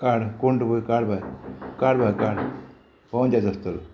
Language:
Konkani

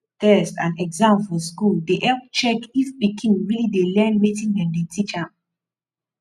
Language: Nigerian Pidgin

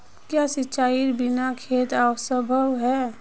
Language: Magahi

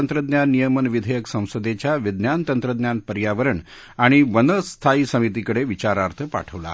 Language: Marathi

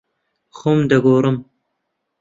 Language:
Central Kurdish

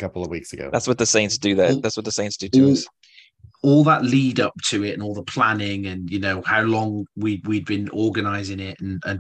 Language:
English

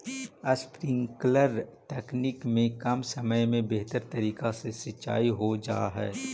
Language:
Magahi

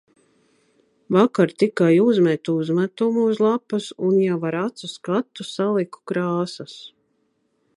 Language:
Latvian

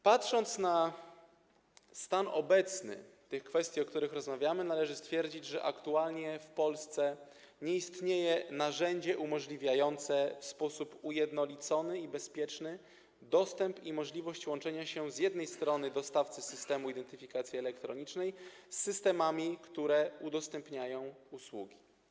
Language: Polish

